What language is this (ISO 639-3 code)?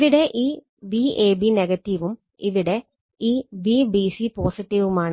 mal